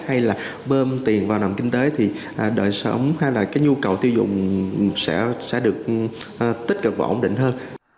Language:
Vietnamese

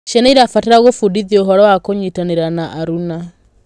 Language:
Kikuyu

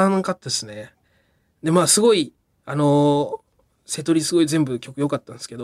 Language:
Japanese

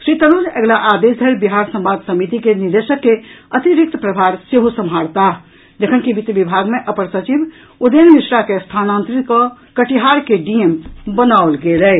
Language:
Maithili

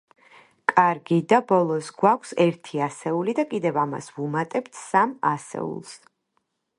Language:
Georgian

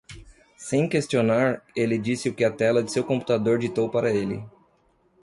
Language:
Portuguese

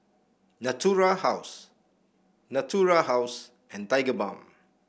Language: English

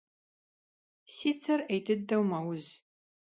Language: Kabardian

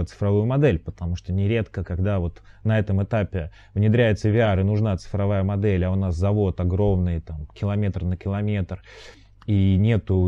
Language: Russian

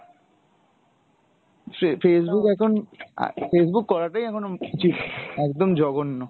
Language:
Bangla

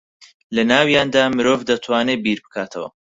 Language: Central Kurdish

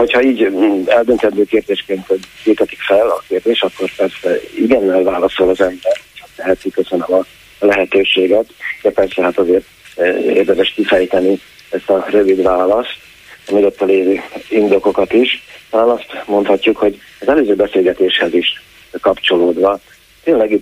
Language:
Hungarian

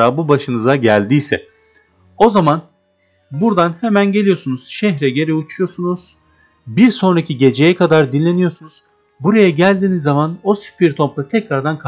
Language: Turkish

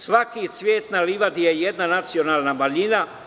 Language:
Serbian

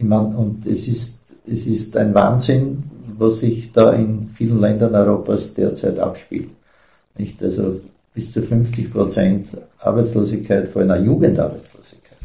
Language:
German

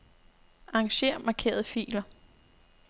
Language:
Danish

